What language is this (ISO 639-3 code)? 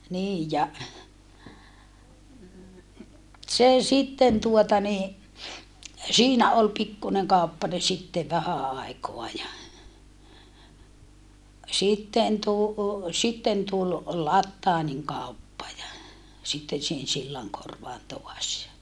fin